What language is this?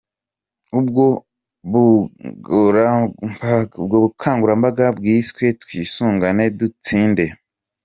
Kinyarwanda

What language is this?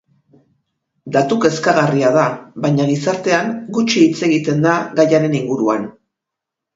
Basque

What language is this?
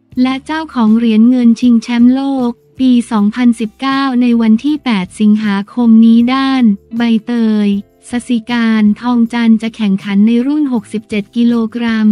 Thai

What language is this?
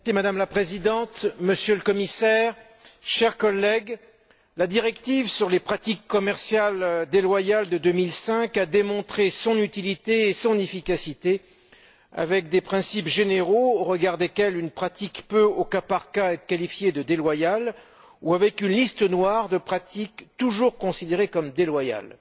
French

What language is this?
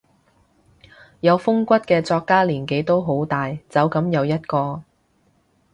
Cantonese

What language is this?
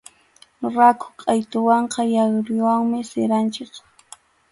Arequipa-La Unión Quechua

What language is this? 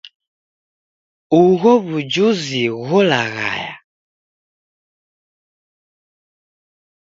Taita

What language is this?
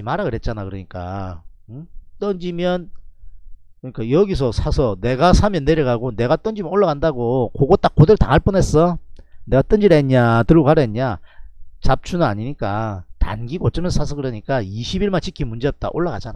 Korean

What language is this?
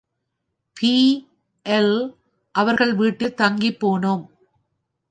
Tamil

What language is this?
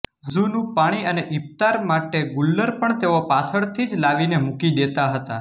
Gujarati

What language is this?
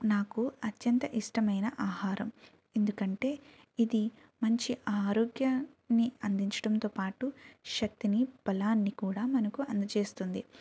Telugu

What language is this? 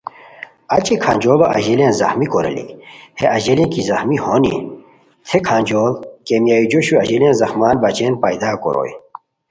Khowar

